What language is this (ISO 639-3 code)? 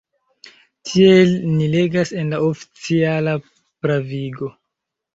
epo